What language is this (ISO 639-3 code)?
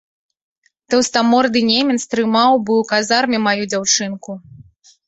bel